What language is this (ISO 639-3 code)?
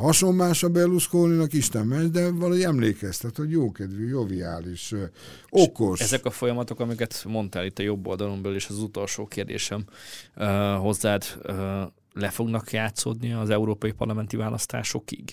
hun